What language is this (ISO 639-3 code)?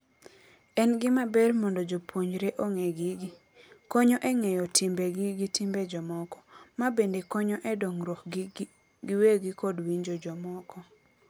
luo